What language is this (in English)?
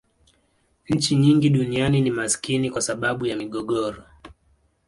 Swahili